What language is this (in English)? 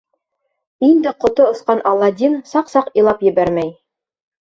Bashkir